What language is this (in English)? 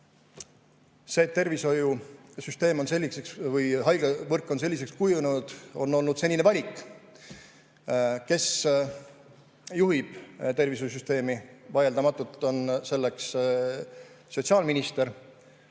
Estonian